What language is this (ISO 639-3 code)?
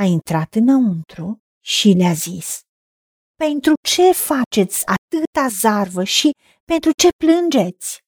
ron